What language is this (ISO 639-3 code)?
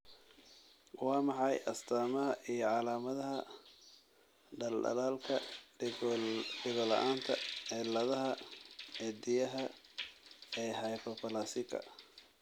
som